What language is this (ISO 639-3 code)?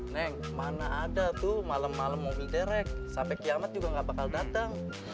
ind